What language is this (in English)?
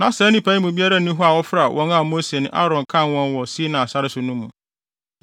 Akan